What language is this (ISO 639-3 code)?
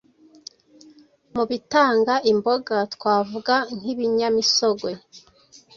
kin